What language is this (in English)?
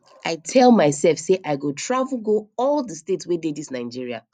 Nigerian Pidgin